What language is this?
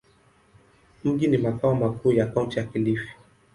Swahili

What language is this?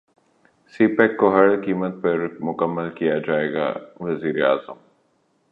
Urdu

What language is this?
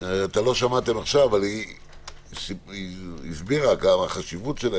Hebrew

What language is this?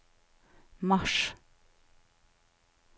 Norwegian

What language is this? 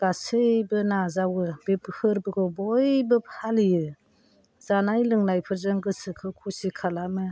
Bodo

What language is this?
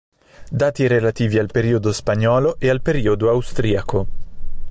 Italian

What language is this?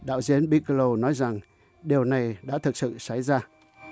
Vietnamese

